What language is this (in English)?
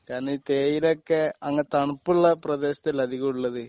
Malayalam